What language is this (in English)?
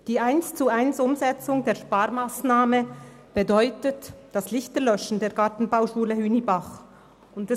Swiss German